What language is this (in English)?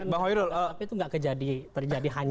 Indonesian